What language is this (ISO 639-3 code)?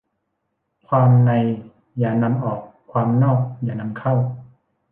tha